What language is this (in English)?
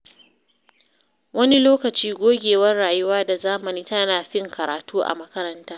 Hausa